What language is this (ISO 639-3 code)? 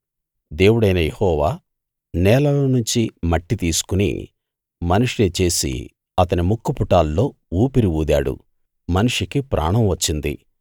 tel